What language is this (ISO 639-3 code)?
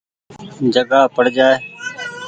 gig